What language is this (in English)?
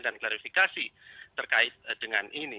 Indonesian